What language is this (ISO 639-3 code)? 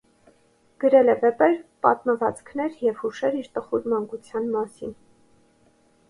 hye